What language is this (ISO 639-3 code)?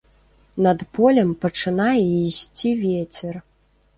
bel